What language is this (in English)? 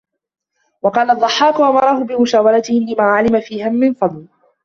Arabic